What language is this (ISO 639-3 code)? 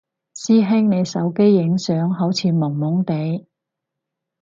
yue